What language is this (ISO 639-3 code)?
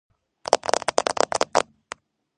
kat